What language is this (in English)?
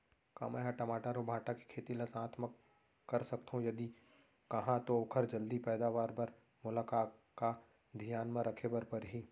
Chhattisgarhi